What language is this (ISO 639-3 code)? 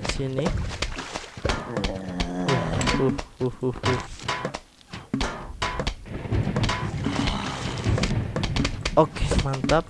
ind